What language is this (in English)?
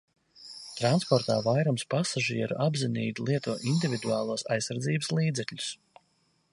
Latvian